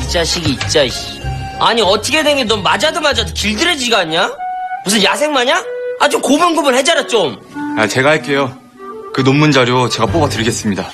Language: Korean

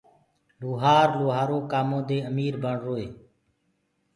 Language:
Gurgula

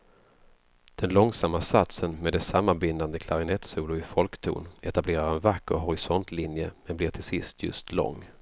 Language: Swedish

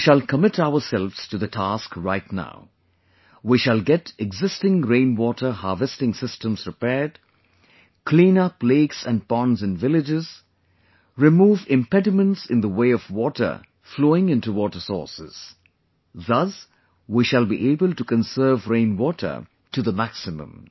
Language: English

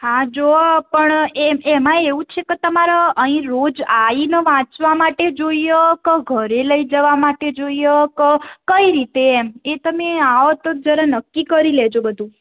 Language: Gujarati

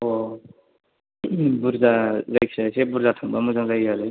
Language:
Bodo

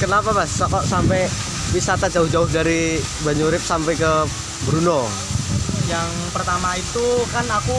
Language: Indonesian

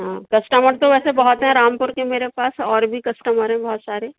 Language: Urdu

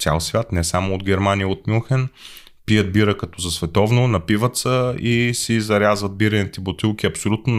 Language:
Bulgarian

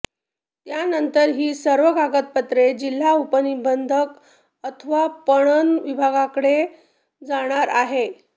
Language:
Marathi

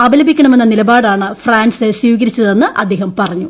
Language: Malayalam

